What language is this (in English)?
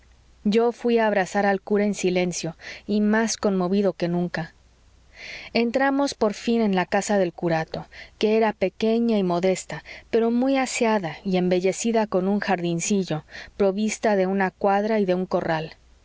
Spanish